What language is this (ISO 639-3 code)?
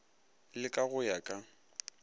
nso